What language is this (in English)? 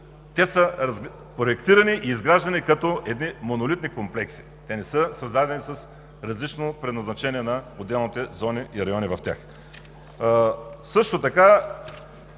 Bulgarian